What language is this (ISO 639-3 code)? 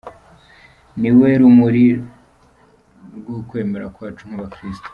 kin